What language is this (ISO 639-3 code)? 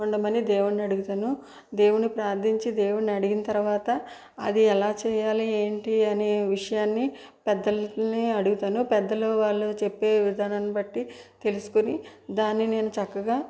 tel